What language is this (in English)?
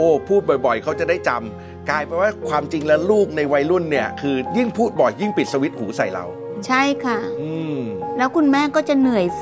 Thai